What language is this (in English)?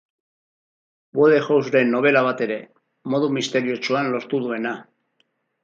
Basque